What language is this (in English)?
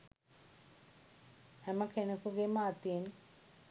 Sinhala